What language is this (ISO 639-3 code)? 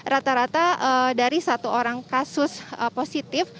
ind